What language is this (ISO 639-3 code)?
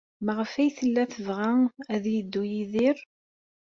kab